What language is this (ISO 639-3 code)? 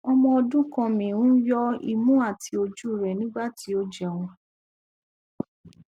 yor